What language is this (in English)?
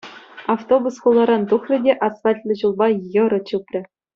Chuvash